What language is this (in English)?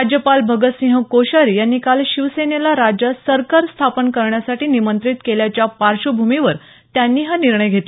Marathi